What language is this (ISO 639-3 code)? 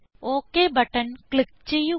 mal